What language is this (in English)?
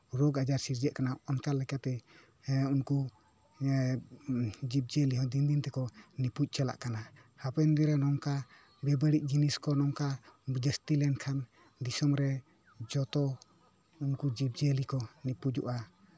Santali